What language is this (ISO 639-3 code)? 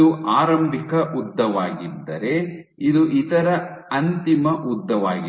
kan